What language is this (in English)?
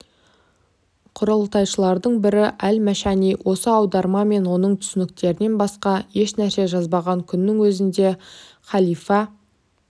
Kazakh